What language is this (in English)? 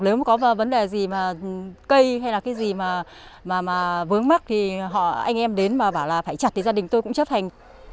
Vietnamese